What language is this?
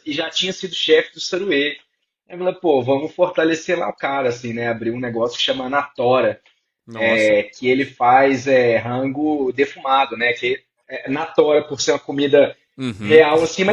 Portuguese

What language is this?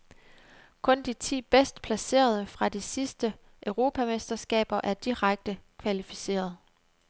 Danish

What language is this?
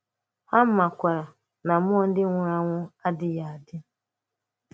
Igbo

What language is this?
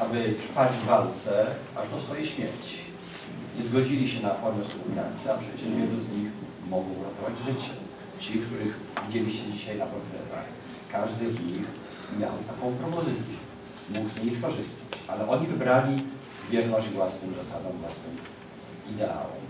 Polish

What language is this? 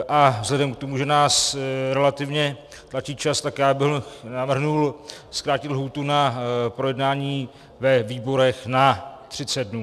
Czech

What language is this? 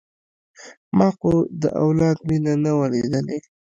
Pashto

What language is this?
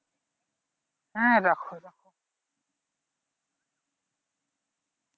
Bangla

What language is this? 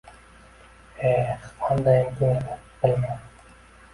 Uzbek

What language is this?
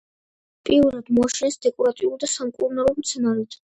Georgian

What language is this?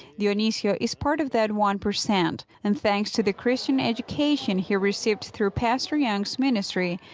English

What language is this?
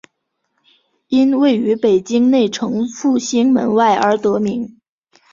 Chinese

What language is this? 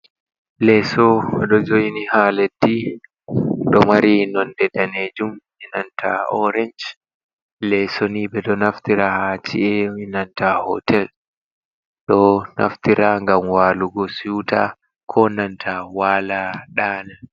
Fula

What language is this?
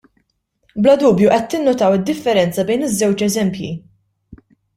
Maltese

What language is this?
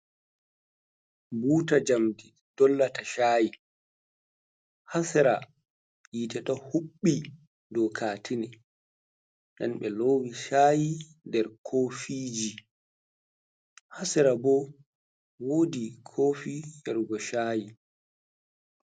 Fula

